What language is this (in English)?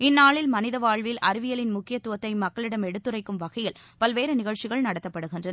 Tamil